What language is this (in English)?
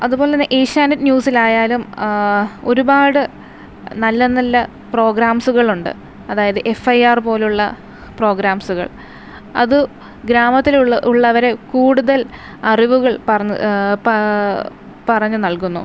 Malayalam